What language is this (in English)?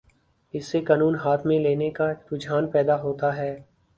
Urdu